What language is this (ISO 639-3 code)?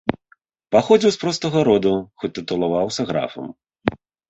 bel